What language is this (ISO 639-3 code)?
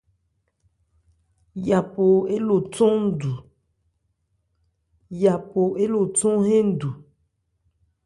ebr